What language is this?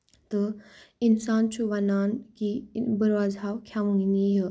Kashmiri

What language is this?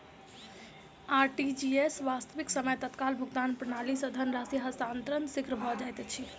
Maithili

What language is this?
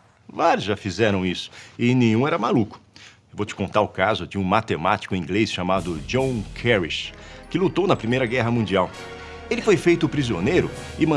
Portuguese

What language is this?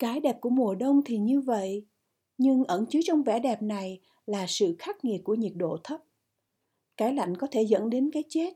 Vietnamese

